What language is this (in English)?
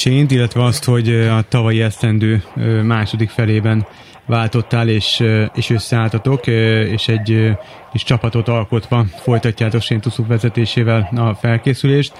Hungarian